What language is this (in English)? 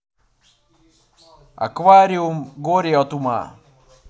Russian